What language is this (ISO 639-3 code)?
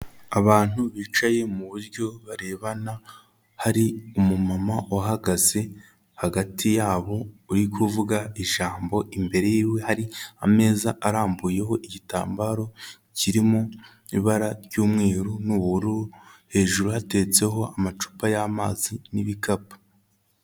kin